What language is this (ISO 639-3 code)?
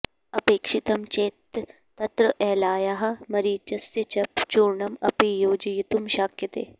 san